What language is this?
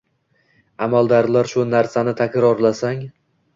Uzbek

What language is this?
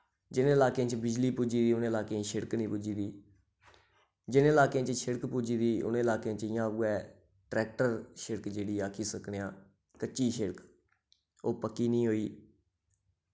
Dogri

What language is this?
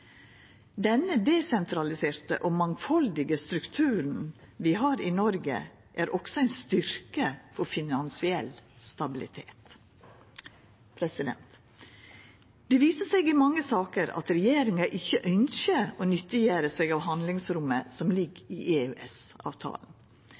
Norwegian Nynorsk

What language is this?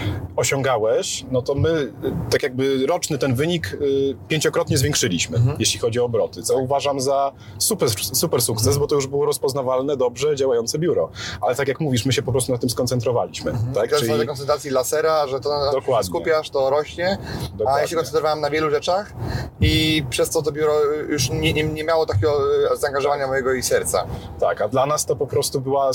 Polish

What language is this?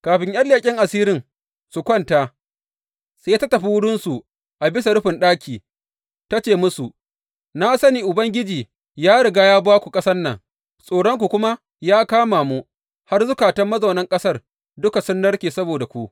Hausa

